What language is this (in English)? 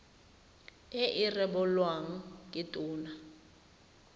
Tswana